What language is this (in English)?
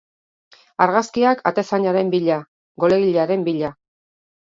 Basque